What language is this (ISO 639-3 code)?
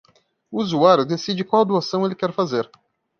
por